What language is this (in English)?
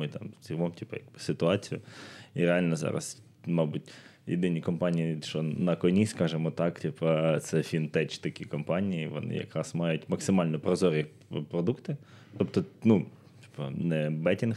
Ukrainian